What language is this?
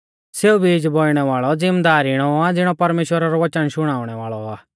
Mahasu Pahari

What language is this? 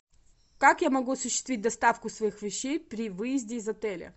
Russian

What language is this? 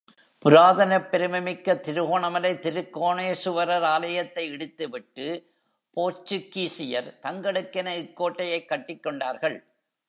Tamil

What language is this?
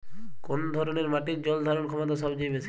Bangla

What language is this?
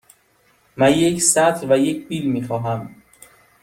Persian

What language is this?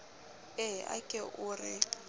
Southern Sotho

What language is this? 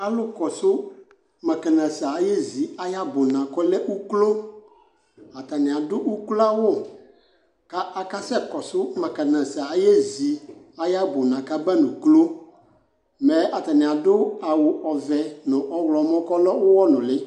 Ikposo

